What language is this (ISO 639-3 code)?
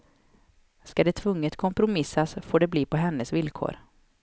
swe